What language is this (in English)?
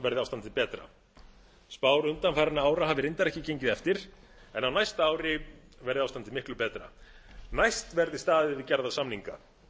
Icelandic